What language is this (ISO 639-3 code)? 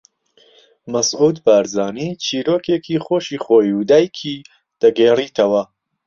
ckb